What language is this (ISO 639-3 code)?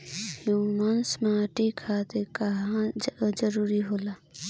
bho